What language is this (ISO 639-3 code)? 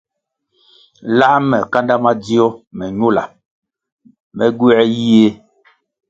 nmg